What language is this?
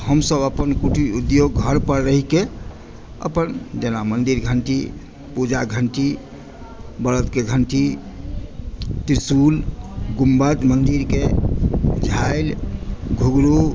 Maithili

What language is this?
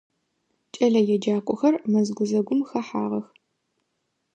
Adyghe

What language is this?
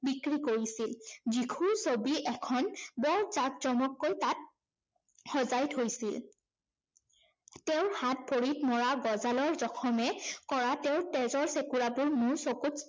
Assamese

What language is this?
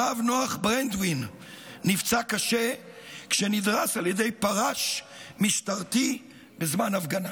Hebrew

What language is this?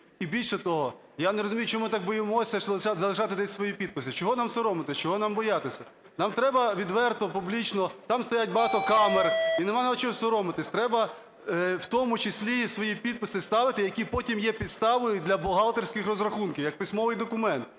Ukrainian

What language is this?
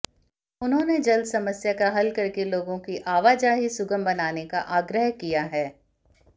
Hindi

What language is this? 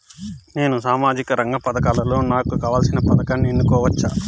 Telugu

